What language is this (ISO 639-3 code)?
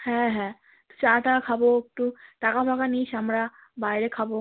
ben